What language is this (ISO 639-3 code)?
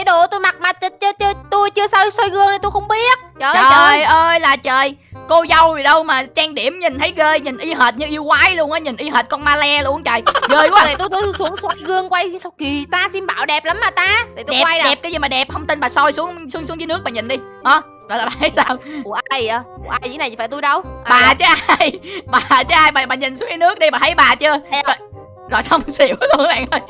vie